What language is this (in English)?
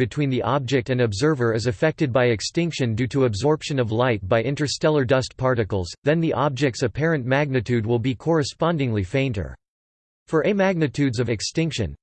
English